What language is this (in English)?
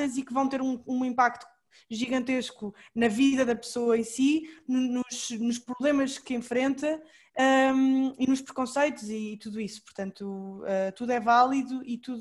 Portuguese